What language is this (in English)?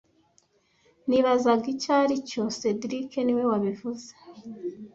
Kinyarwanda